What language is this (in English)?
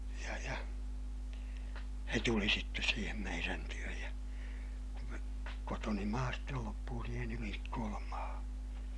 Finnish